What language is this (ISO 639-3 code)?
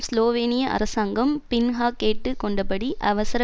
tam